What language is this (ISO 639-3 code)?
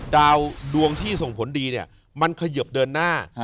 tha